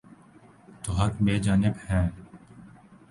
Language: Urdu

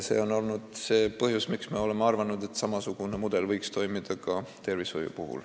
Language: Estonian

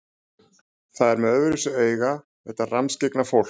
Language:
Icelandic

